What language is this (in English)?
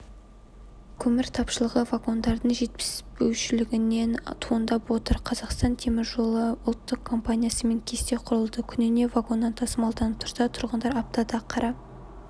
Kazakh